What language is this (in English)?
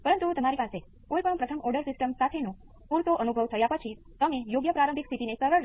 Gujarati